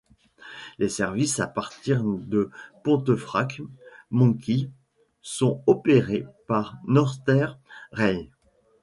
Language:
French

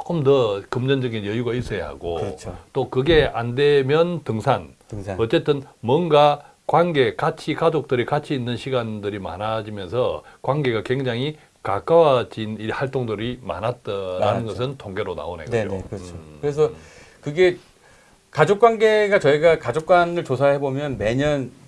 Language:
Korean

